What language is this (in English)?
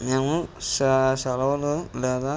Telugu